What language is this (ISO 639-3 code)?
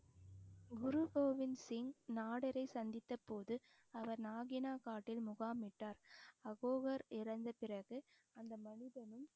tam